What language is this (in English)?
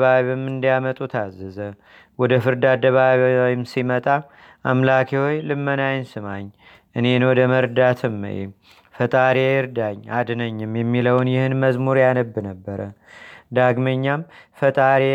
Amharic